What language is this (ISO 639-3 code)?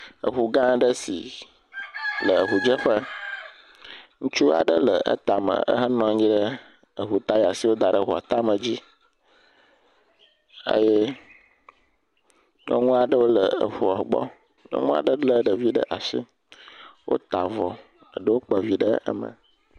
ewe